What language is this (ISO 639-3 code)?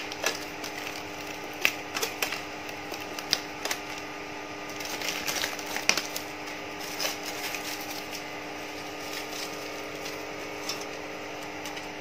ind